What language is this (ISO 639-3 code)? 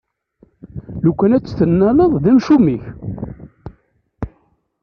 kab